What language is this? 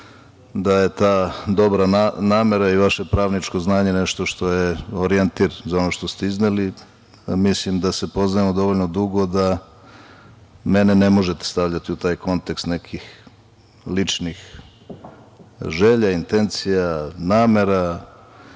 Serbian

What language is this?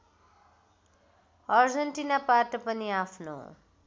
Nepali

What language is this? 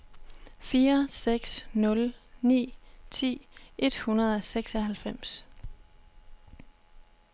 Danish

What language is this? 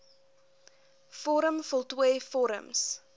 Afrikaans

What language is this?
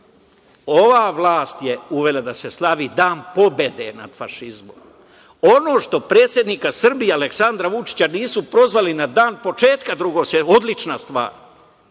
Serbian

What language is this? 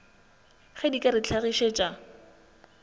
Northern Sotho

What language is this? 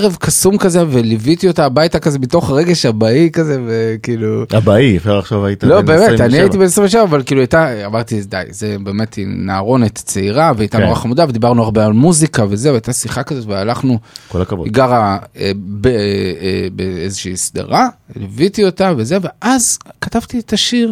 Hebrew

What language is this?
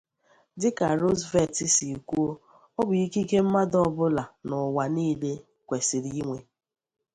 Igbo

